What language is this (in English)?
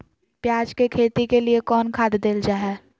Magahi